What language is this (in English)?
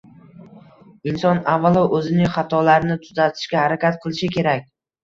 Uzbek